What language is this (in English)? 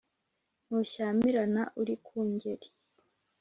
Kinyarwanda